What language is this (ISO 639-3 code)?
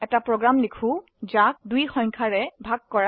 asm